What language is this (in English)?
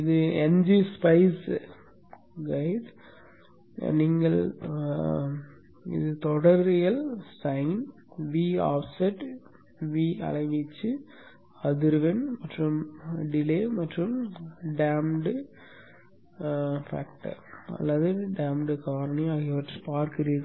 Tamil